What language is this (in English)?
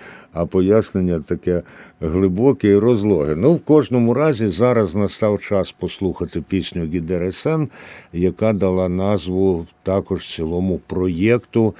Ukrainian